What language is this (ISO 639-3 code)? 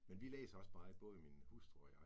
dan